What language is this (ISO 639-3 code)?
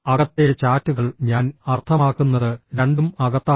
mal